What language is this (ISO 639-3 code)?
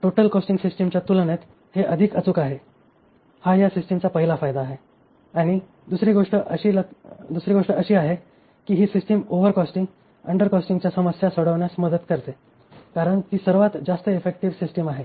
mar